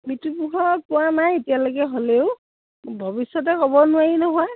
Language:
Assamese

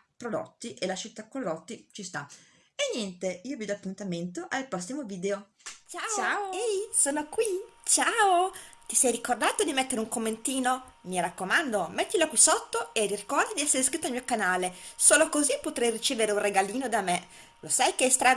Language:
Italian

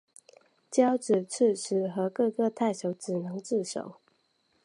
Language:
Chinese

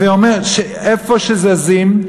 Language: Hebrew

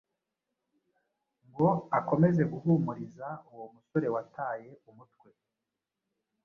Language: Kinyarwanda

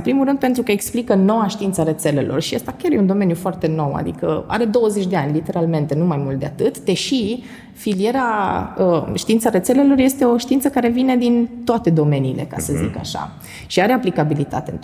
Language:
Romanian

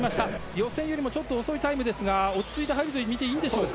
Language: Japanese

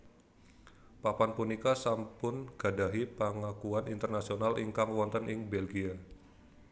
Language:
Javanese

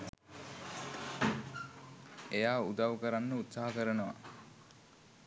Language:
Sinhala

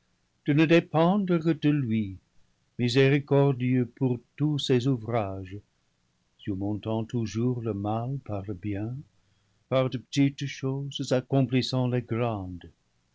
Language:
French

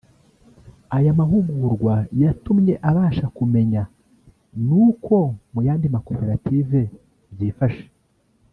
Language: Kinyarwanda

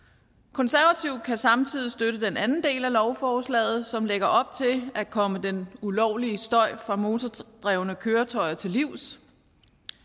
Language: Danish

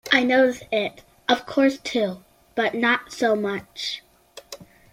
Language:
English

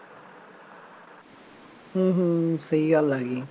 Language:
Punjabi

